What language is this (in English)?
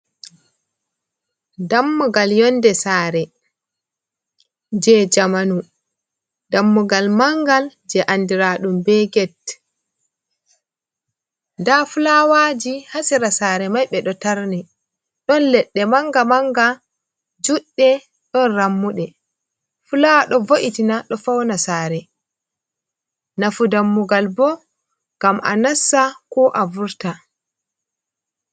Fula